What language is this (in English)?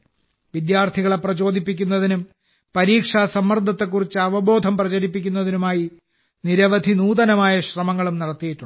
Malayalam